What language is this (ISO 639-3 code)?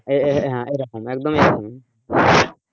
ben